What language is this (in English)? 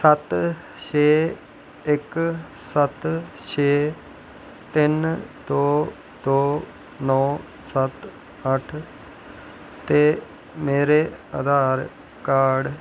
Dogri